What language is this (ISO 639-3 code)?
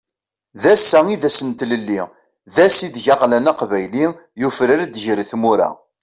kab